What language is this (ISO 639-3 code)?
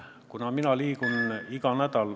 est